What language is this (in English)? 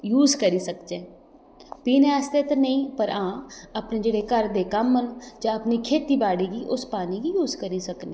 Dogri